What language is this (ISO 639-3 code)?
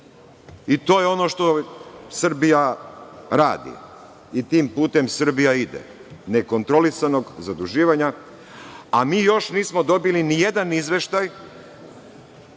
srp